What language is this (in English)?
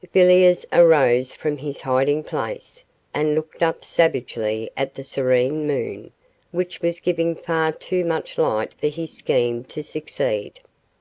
English